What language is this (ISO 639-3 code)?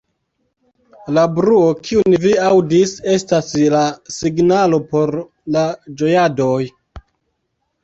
epo